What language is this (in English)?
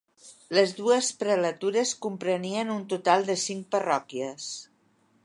Catalan